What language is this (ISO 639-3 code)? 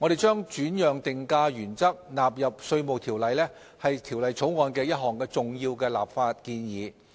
yue